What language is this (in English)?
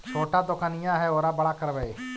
Magahi